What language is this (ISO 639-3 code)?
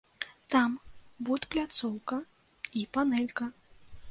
bel